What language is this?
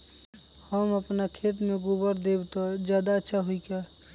Magahi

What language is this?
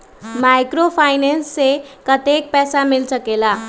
Magahi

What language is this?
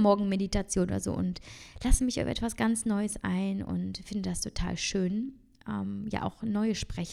German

